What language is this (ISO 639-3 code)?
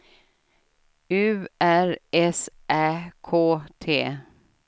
swe